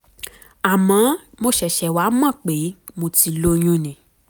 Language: Yoruba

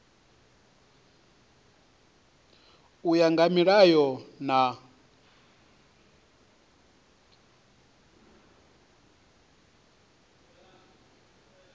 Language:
Venda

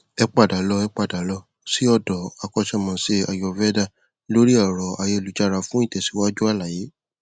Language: Yoruba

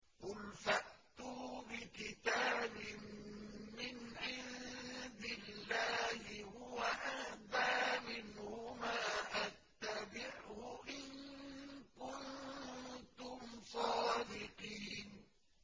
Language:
Arabic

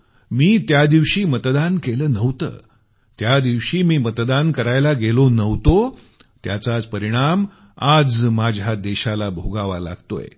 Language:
Marathi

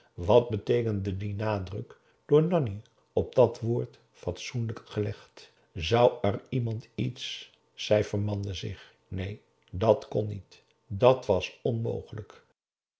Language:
Dutch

